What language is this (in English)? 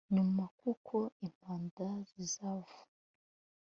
Kinyarwanda